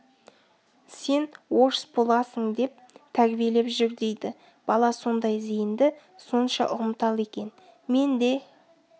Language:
Kazakh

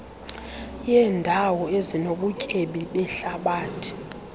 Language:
Xhosa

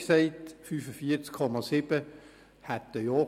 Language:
Swiss German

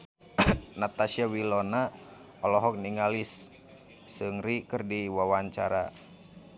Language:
Sundanese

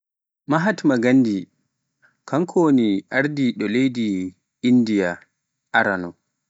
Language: Pular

